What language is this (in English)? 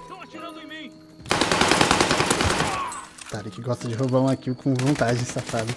Portuguese